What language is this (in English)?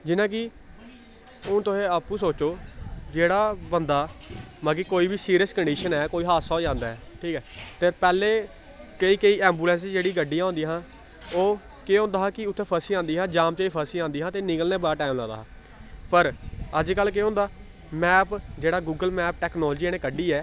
Dogri